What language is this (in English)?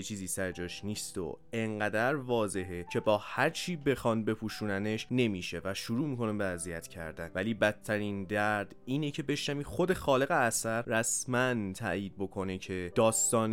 Persian